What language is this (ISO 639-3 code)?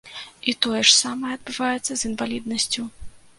bel